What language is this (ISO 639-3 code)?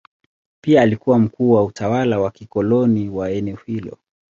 swa